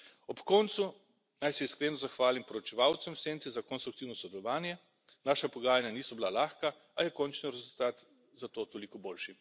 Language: Slovenian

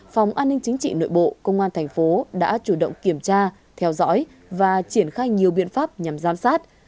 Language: Vietnamese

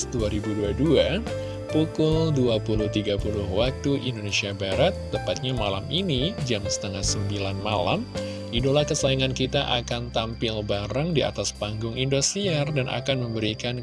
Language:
Indonesian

